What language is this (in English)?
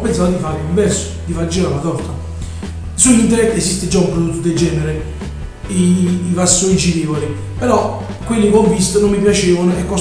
Italian